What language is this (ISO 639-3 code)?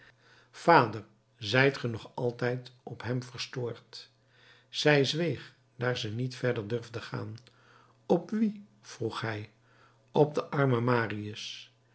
nld